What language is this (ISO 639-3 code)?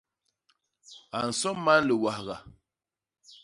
bas